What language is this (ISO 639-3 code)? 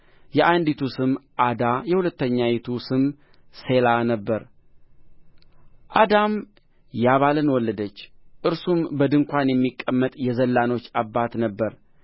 amh